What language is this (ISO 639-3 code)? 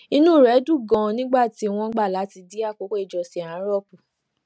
yor